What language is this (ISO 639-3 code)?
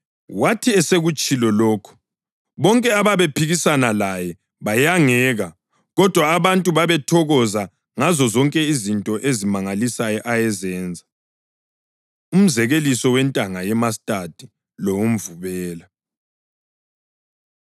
nde